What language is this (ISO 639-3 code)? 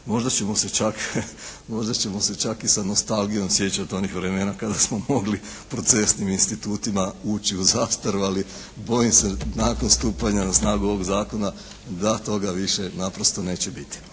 hrv